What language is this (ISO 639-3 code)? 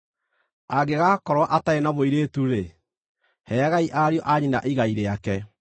kik